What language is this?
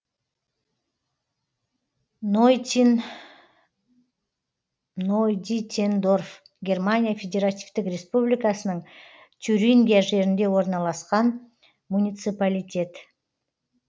Kazakh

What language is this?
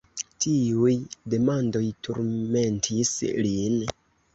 Esperanto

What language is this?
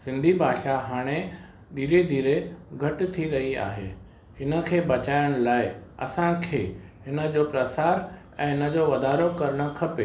Sindhi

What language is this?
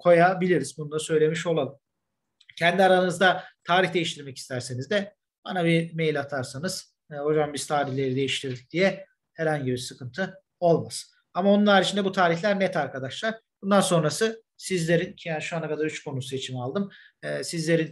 Turkish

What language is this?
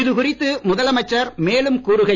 Tamil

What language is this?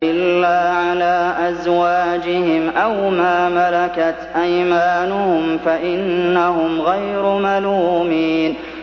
Arabic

